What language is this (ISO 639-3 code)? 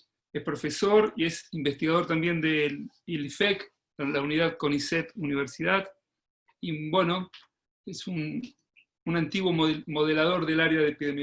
spa